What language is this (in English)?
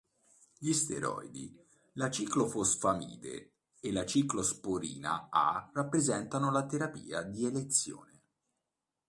Italian